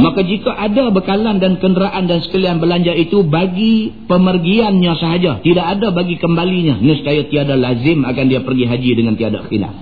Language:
Malay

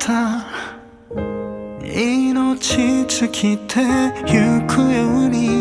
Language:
Japanese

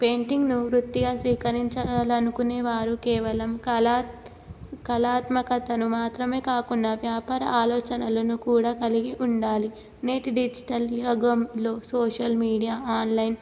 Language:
Telugu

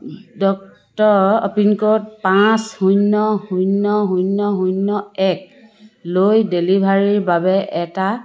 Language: Assamese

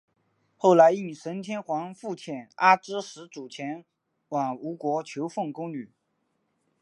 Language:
Chinese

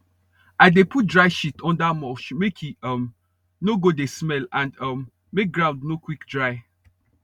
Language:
Nigerian Pidgin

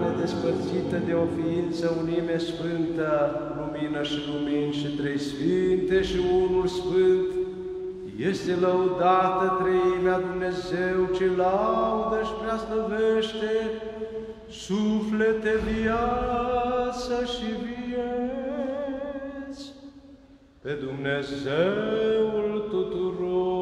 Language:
Romanian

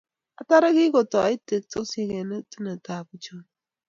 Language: Kalenjin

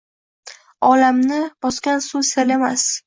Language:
Uzbek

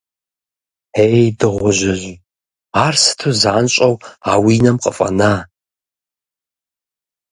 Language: Kabardian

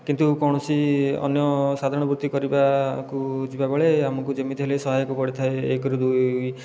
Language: Odia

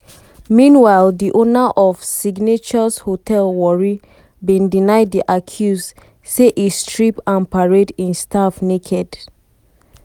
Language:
Nigerian Pidgin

